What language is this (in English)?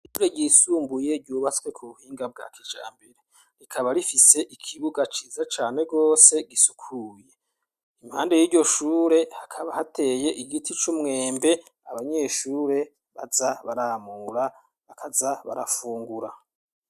Rundi